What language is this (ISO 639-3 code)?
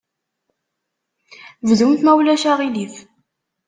kab